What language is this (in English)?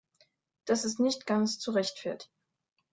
German